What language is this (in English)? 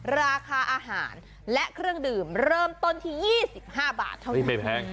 Thai